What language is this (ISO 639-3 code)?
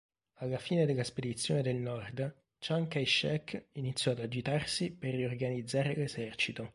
ita